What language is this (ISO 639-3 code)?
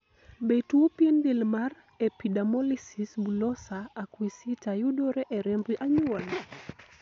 luo